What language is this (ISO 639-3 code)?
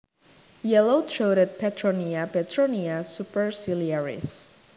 jav